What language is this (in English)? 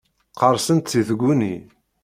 Kabyle